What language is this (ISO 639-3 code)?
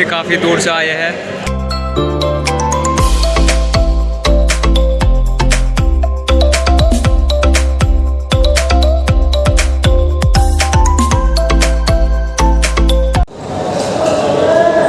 hin